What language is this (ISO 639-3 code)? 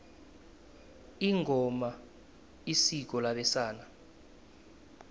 nbl